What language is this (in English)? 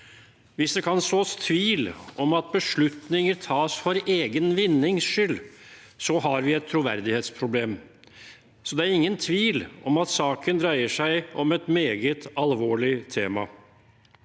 Norwegian